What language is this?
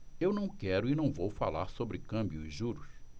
Portuguese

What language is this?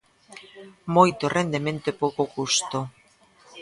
Galician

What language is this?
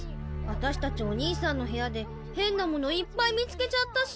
Japanese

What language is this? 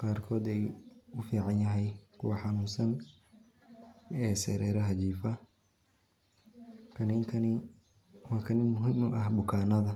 Somali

